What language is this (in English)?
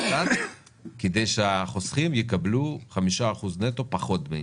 Hebrew